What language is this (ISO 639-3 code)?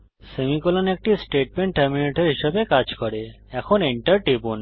ben